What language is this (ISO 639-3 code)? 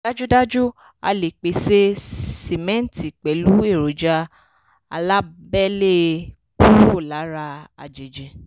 yor